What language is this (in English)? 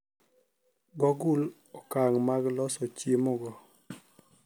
Luo (Kenya and Tanzania)